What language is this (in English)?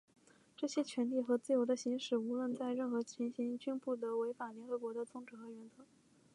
Chinese